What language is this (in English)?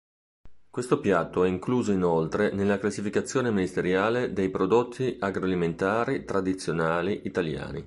Italian